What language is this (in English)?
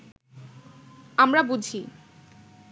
Bangla